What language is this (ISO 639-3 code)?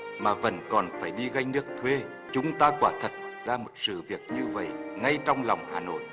vie